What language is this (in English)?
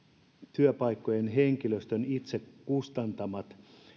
Finnish